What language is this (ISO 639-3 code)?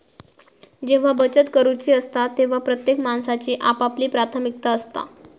mar